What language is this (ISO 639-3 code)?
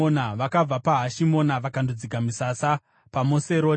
sna